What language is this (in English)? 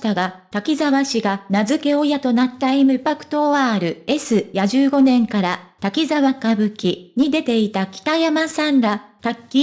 Japanese